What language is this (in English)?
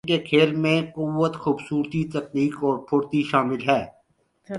Urdu